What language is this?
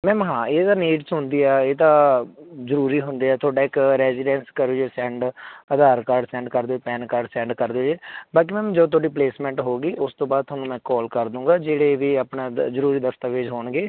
Punjabi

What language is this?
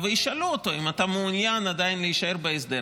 Hebrew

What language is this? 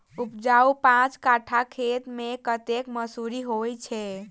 Maithili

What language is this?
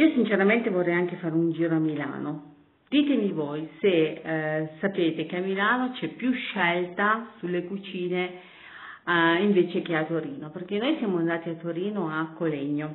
Italian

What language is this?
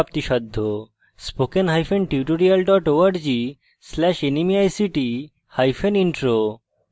Bangla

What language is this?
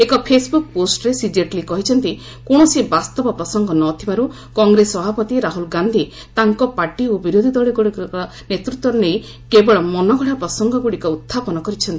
Odia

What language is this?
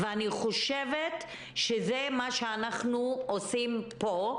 Hebrew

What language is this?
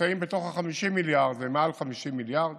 Hebrew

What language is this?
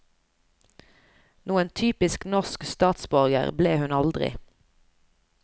Norwegian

